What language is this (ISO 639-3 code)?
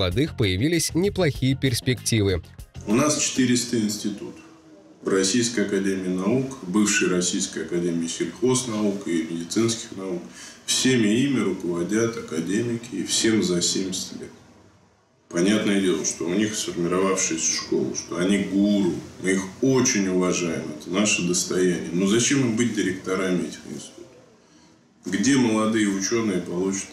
rus